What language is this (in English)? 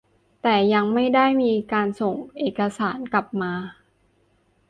Thai